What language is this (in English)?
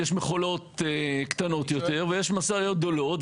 Hebrew